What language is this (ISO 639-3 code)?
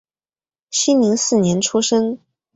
zho